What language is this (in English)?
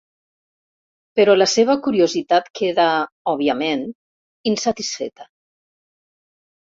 Catalan